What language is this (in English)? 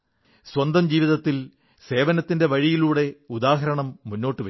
Malayalam